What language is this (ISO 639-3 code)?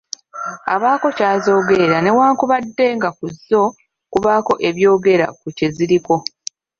lug